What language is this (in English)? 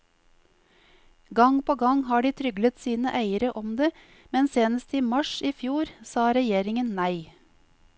Norwegian